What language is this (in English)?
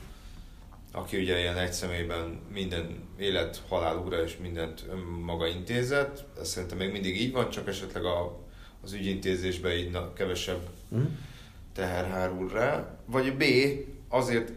Hungarian